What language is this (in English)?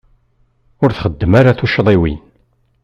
Kabyle